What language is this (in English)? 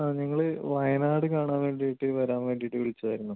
Malayalam